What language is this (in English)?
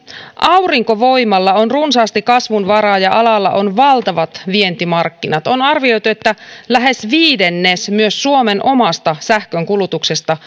Finnish